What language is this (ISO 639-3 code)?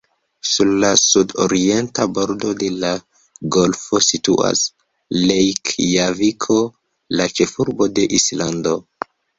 epo